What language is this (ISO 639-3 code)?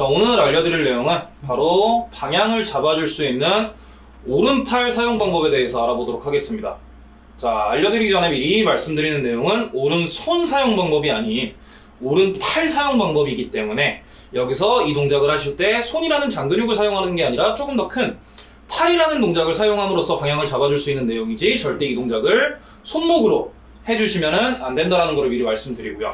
kor